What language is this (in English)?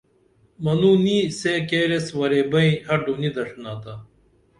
Dameli